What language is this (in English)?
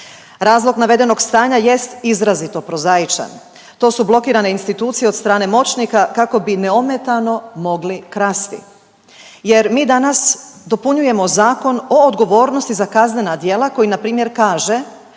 Croatian